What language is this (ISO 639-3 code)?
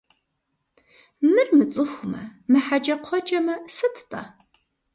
kbd